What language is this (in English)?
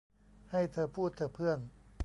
Thai